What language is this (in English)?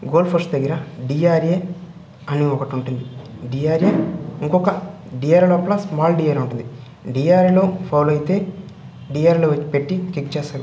Telugu